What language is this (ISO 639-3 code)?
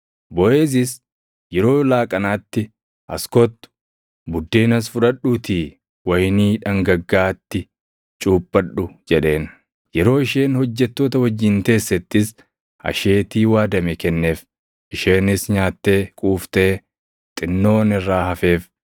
orm